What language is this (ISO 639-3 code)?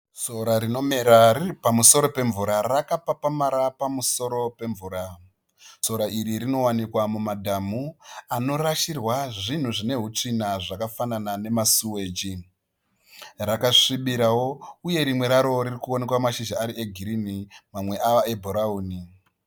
sna